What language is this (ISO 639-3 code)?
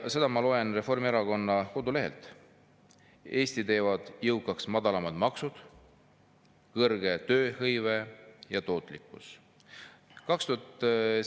est